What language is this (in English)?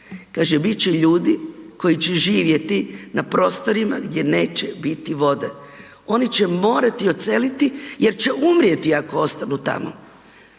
Croatian